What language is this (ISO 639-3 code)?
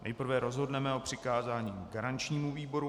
ces